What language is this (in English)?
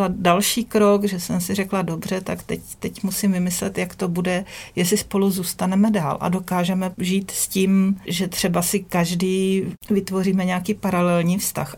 Czech